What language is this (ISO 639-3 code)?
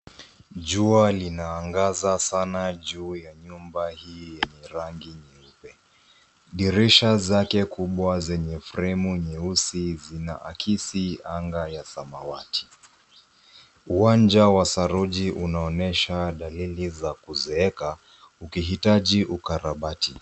swa